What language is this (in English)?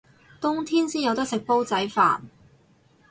Cantonese